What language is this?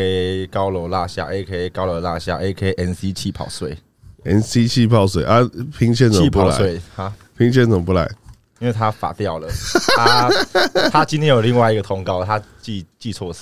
Chinese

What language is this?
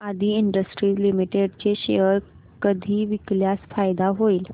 Marathi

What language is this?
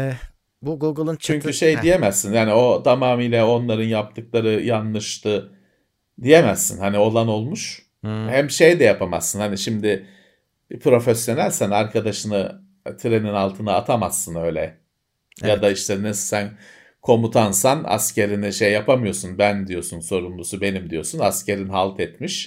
Turkish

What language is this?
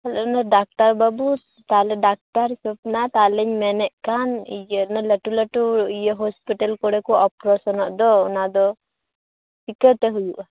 Santali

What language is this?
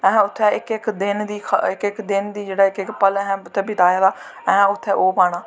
Dogri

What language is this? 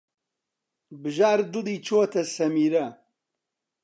Central Kurdish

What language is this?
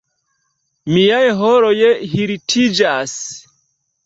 Esperanto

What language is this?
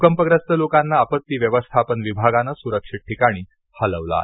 Marathi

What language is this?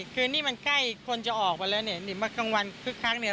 Thai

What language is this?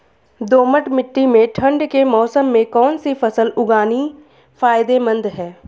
Hindi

